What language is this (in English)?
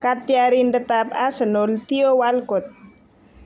Kalenjin